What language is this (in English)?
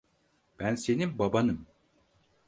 Turkish